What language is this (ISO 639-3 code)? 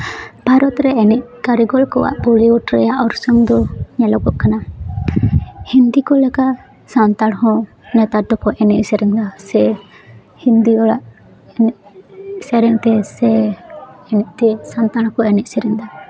sat